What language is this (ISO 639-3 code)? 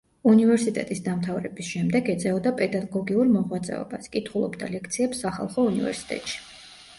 kat